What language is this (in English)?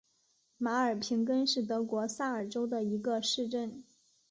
Chinese